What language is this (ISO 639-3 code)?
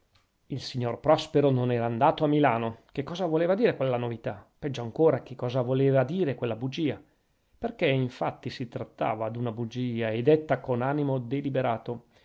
ita